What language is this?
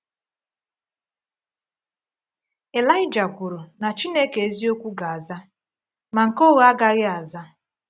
Igbo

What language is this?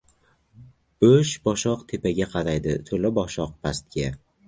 Uzbek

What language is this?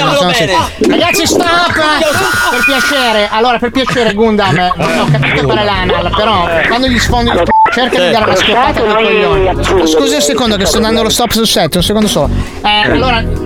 Italian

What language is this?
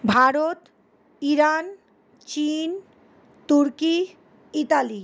Bangla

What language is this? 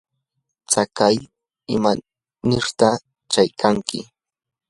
Yanahuanca Pasco Quechua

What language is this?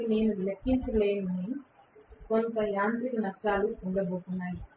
Telugu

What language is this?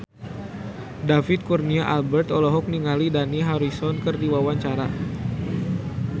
Sundanese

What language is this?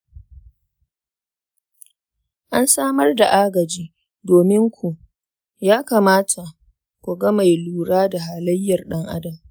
Hausa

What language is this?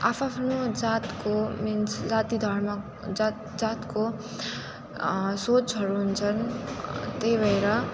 Nepali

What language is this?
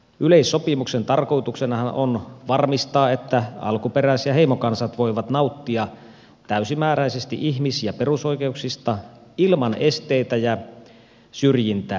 Finnish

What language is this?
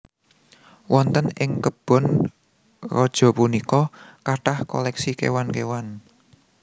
Javanese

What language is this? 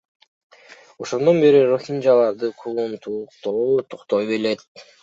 Kyrgyz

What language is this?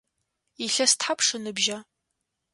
Adyghe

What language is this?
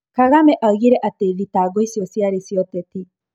Kikuyu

